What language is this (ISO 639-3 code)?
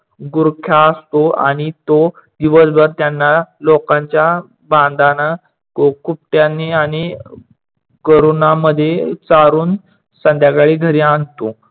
mar